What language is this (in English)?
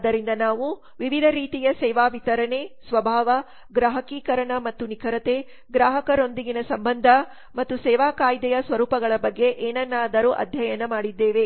Kannada